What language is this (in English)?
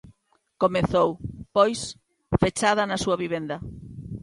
Galician